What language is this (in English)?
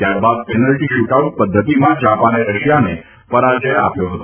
Gujarati